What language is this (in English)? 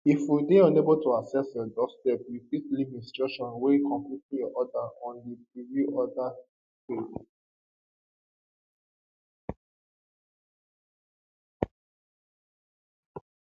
Nigerian Pidgin